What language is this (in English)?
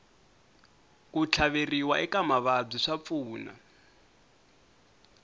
Tsonga